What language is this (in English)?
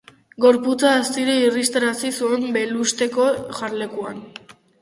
Basque